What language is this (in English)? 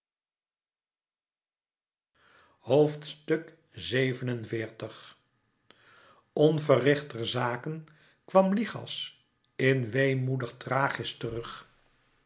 Dutch